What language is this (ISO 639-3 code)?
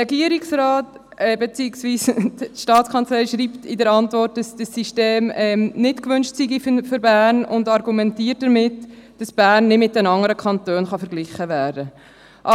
gsw